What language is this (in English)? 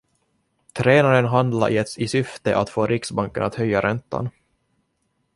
Swedish